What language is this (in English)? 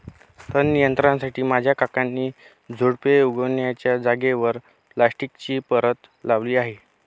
Marathi